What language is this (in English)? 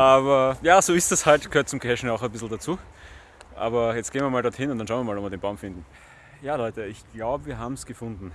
German